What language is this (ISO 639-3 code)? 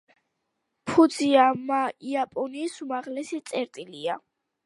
kat